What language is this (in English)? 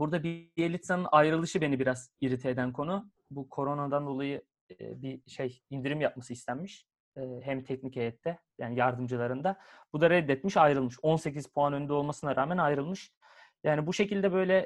Turkish